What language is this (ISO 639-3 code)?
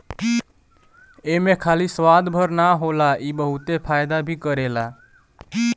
bho